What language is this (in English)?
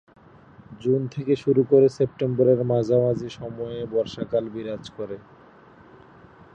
Bangla